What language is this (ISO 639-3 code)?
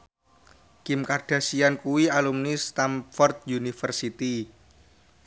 jav